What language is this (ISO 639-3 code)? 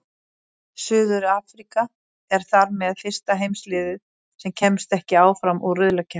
isl